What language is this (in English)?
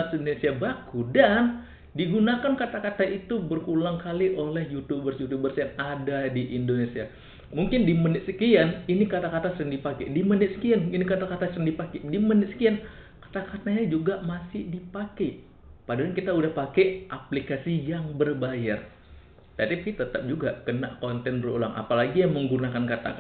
Indonesian